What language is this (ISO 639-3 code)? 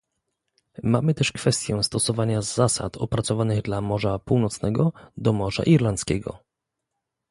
pol